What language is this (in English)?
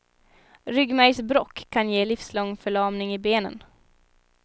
Swedish